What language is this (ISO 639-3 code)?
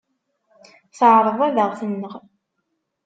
kab